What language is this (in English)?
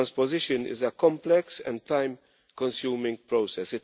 English